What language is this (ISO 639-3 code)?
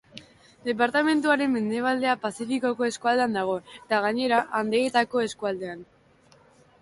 eus